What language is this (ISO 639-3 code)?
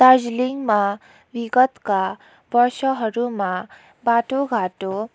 nep